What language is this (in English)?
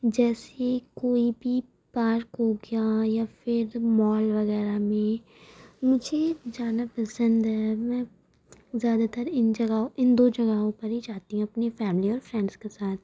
Urdu